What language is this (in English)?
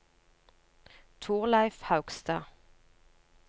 Norwegian